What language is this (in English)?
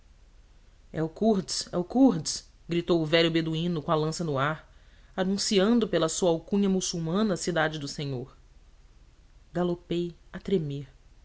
Portuguese